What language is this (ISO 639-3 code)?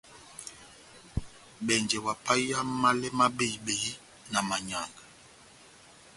bnm